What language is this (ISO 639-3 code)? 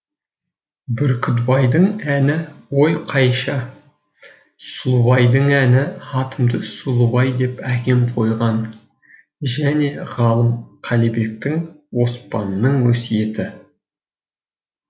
kaz